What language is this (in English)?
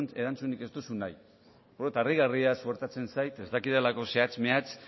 Basque